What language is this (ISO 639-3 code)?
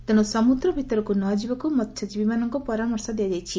ori